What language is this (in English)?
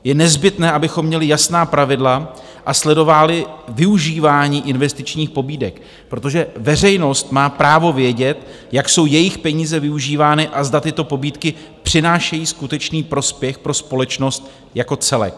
Czech